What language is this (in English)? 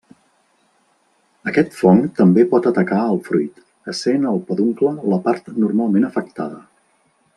Catalan